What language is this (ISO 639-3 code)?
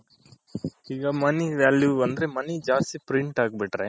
kan